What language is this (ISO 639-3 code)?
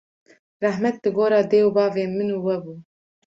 kur